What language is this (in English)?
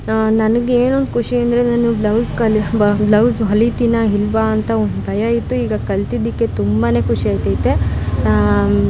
Kannada